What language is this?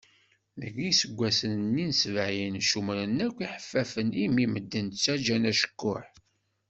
Kabyle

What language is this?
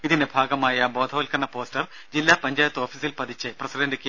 Malayalam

